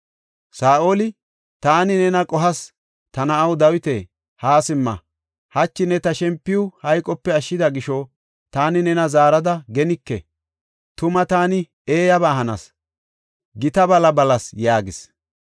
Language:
Gofa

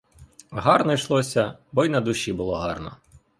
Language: Ukrainian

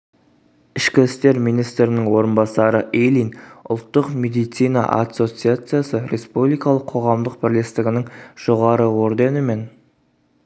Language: Kazakh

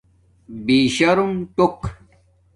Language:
Domaaki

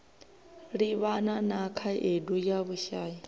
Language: Venda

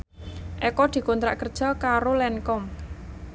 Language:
Javanese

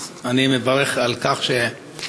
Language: Hebrew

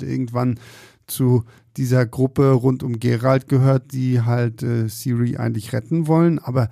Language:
German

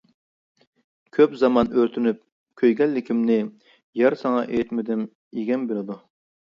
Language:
Uyghur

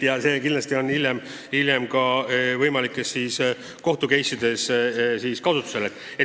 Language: Estonian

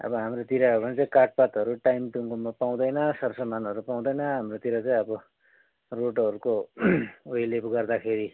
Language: Nepali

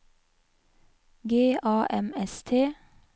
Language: Norwegian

